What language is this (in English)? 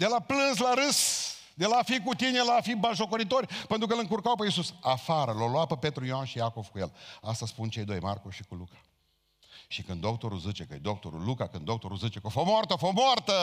Romanian